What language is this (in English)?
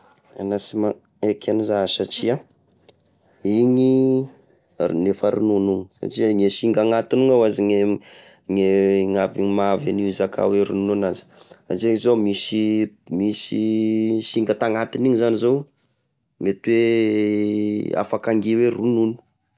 Tesaka Malagasy